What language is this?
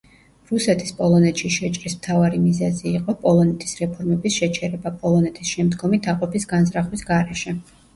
Georgian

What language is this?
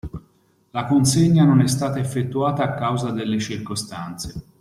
Italian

